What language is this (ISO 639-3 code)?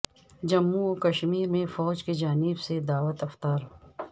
urd